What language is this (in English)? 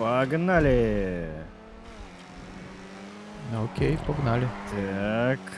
Russian